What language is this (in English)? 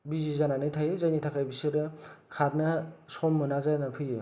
Bodo